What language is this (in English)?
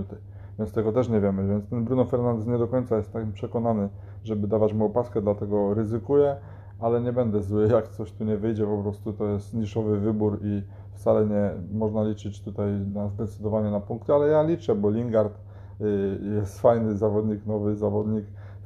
Polish